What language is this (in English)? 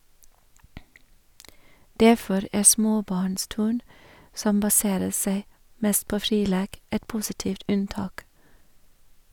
Norwegian